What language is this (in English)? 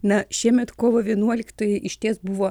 Lithuanian